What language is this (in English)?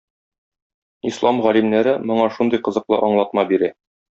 Tatar